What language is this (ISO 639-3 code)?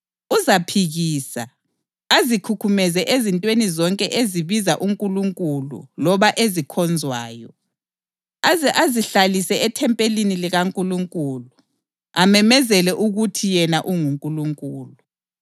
nde